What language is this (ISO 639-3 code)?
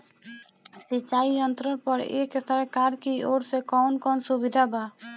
bho